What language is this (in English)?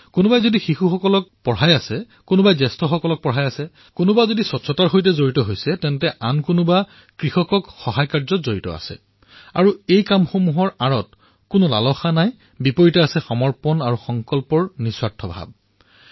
Assamese